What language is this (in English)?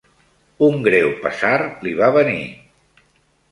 Catalan